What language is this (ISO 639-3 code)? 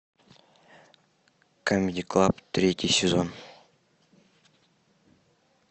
rus